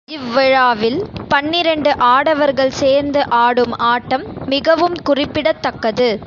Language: Tamil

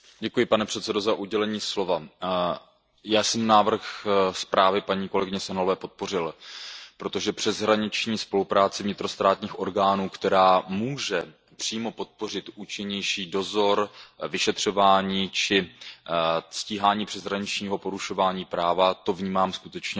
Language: Czech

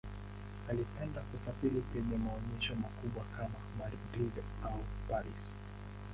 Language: Swahili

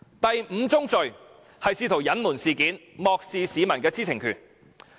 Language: Cantonese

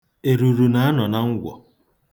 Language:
Igbo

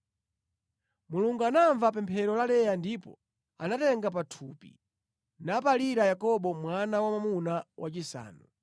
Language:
Nyanja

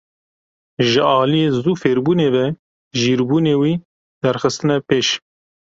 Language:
Kurdish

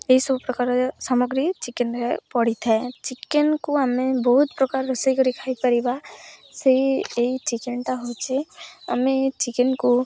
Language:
Odia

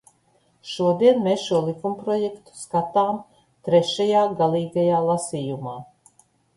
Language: Latvian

